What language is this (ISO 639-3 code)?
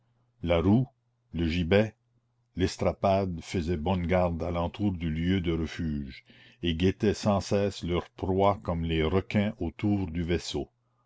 fra